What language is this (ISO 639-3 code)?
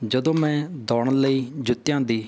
pan